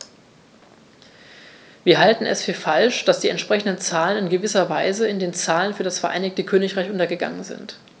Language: German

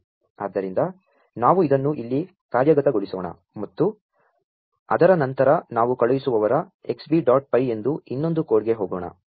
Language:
Kannada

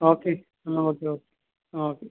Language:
Konkani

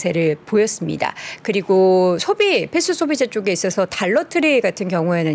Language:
Korean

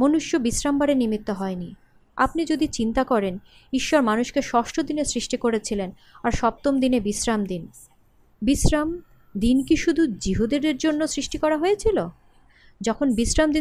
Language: Bangla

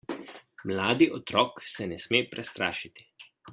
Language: Slovenian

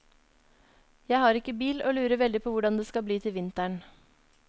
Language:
Norwegian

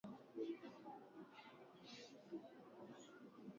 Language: Swahili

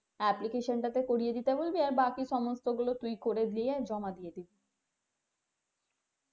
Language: Bangla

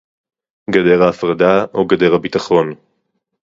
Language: Hebrew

